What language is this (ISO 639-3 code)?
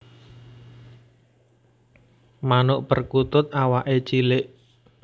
jav